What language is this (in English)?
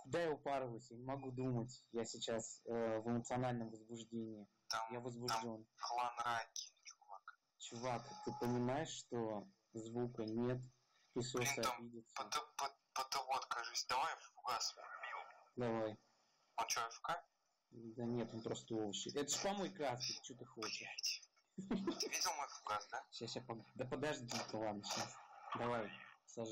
Russian